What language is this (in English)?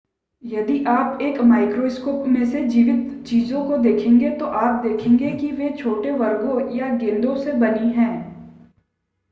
Hindi